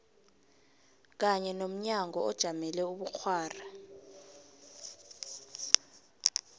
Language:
South Ndebele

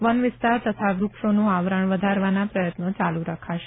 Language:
Gujarati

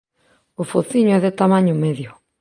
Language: Galician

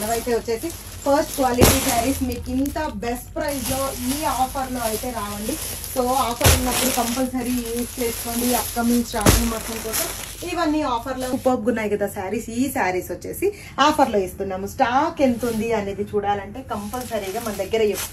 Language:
Telugu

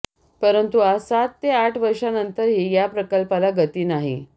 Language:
Marathi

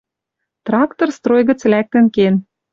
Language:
Western Mari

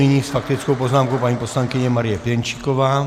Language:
Czech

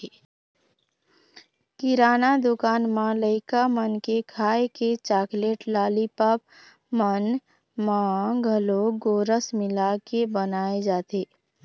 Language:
Chhattisgarhi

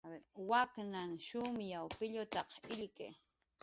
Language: Jaqaru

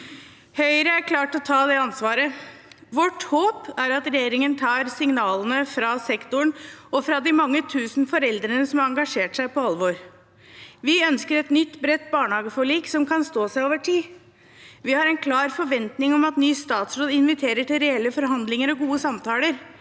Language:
Norwegian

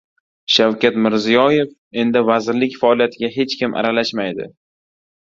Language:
Uzbek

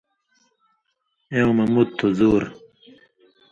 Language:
Indus Kohistani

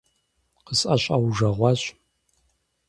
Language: Kabardian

